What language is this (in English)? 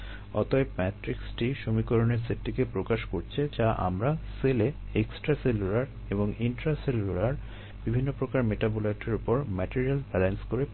Bangla